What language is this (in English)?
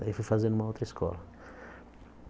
Portuguese